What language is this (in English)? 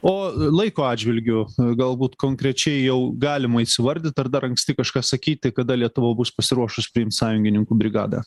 Lithuanian